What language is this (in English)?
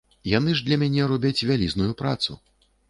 Belarusian